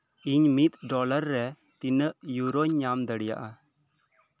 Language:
Santali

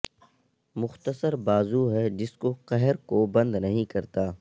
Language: Urdu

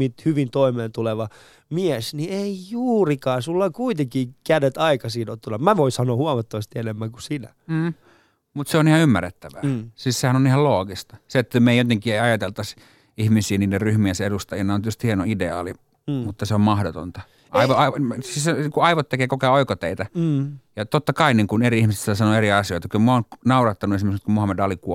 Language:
Finnish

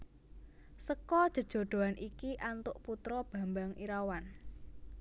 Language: Javanese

